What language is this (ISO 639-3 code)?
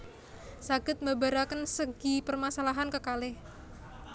jav